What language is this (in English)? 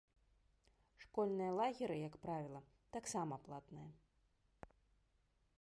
Belarusian